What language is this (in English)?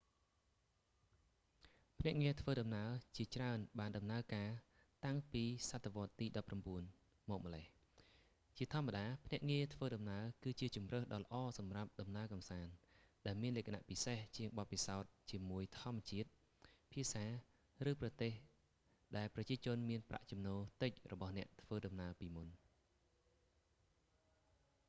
Khmer